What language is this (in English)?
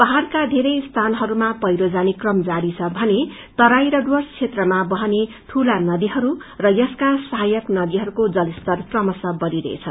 Nepali